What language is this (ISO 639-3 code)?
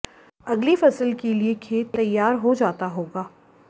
hin